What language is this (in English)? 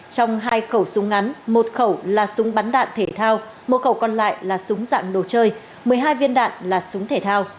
Vietnamese